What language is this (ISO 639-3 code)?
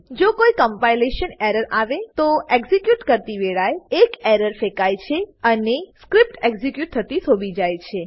guj